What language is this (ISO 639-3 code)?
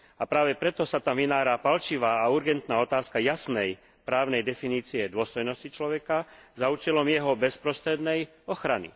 slk